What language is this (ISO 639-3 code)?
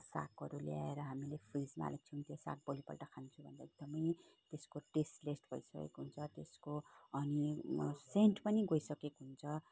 nep